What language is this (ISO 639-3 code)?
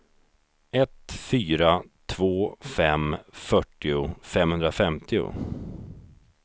swe